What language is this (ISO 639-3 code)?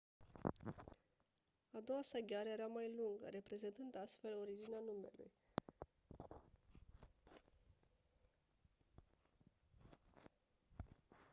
ron